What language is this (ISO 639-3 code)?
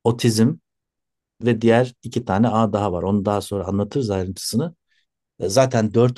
tur